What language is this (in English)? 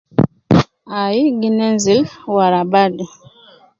Nubi